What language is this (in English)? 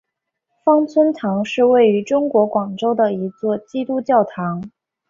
Chinese